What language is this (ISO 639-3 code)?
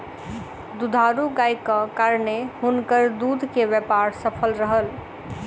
mai